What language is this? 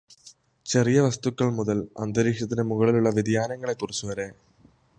Malayalam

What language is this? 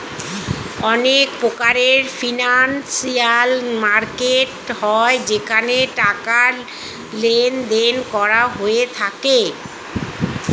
Bangla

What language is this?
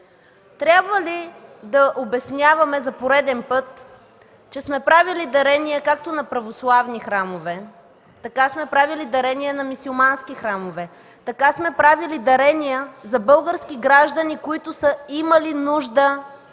Bulgarian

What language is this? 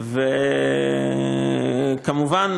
Hebrew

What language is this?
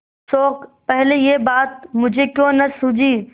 Hindi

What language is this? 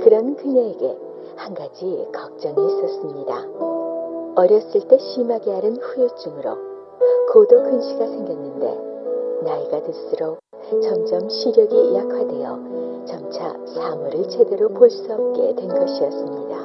Korean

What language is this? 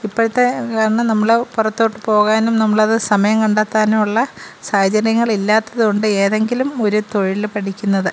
Malayalam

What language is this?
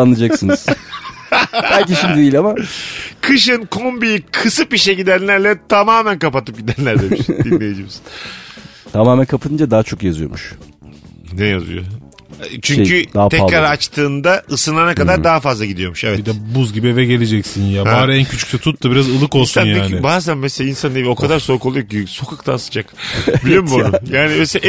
Turkish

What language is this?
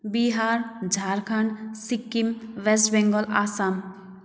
Nepali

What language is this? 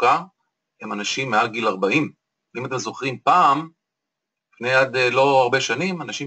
Hebrew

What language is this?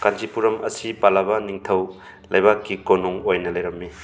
Manipuri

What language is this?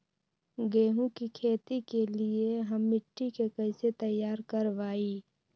Magahi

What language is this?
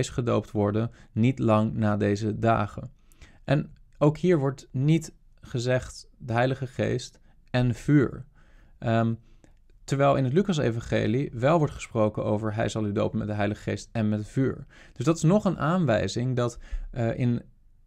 Dutch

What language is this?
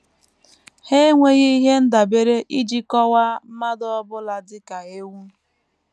Igbo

